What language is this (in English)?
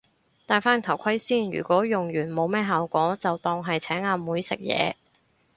Cantonese